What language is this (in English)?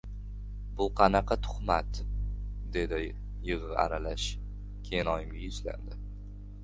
Uzbek